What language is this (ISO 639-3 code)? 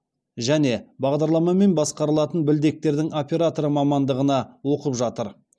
kaz